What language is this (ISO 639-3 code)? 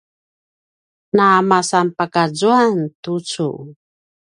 pwn